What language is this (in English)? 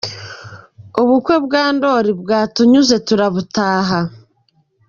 Kinyarwanda